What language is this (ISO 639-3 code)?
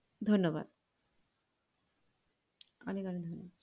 ben